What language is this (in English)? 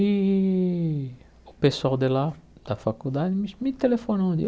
Portuguese